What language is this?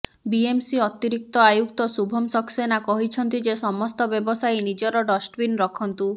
Odia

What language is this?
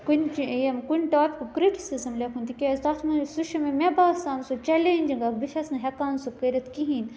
Kashmiri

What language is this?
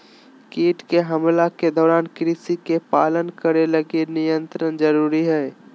Magahi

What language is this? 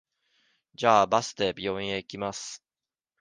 Japanese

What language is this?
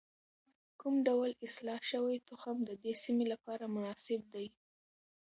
Pashto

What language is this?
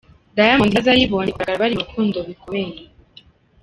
Kinyarwanda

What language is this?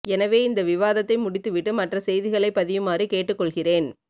Tamil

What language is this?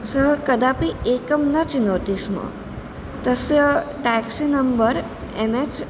Sanskrit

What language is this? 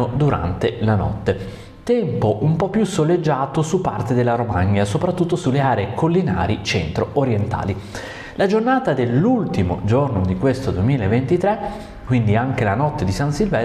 Italian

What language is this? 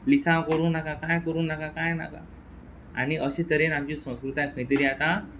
Konkani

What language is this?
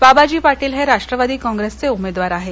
Marathi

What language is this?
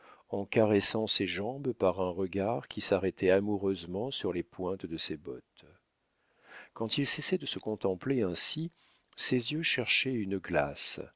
French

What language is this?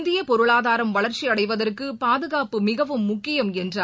Tamil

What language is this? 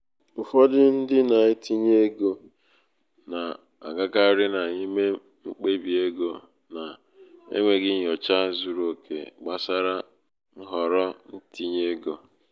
Igbo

